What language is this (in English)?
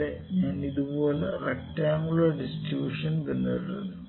Malayalam